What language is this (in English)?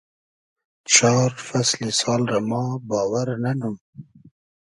Hazaragi